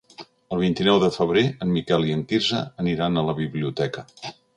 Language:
Catalan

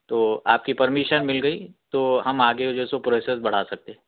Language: Urdu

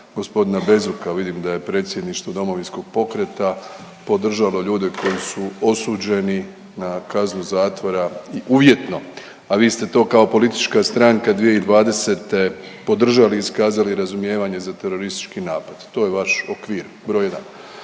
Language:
Croatian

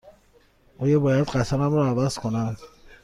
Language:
Persian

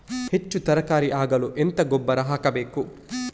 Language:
Kannada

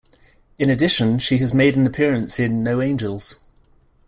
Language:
English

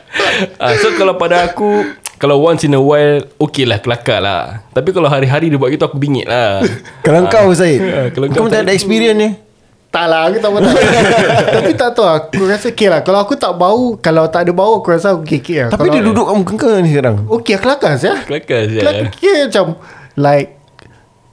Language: Malay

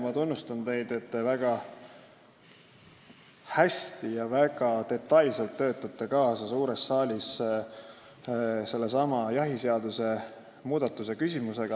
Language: Estonian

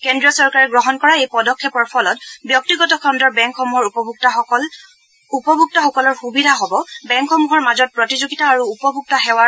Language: Assamese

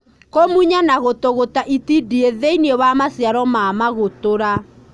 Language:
Kikuyu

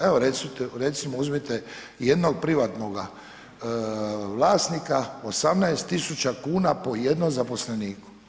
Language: Croatian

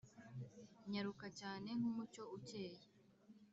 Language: Kinyarwanda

